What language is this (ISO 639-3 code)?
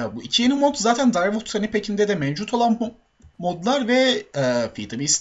tur